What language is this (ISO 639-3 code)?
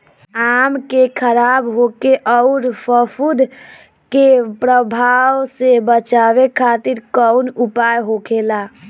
bho